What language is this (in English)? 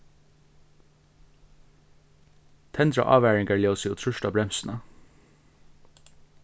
Faroese